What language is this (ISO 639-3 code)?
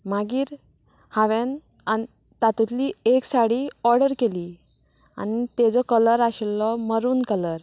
kok